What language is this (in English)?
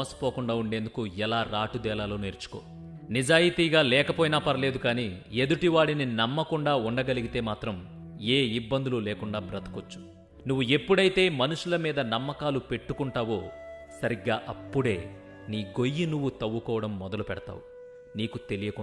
Telugu